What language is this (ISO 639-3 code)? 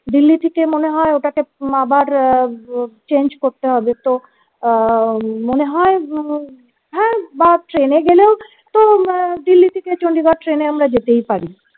ben